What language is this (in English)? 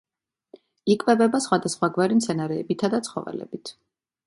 Georgian